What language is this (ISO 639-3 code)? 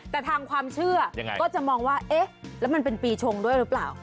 tha